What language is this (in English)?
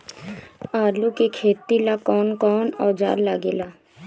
Bhojpuri